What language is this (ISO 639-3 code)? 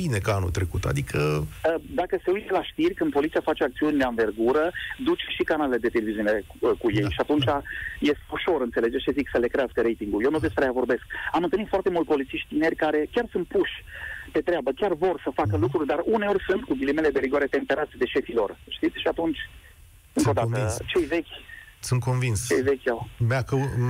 ron